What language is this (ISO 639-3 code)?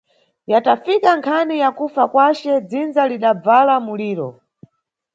nyu